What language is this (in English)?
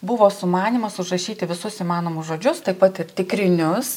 Lithuanian